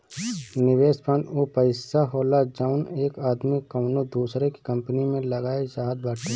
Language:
Bhojpuri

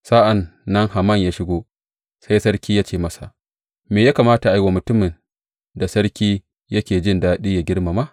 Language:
Hausa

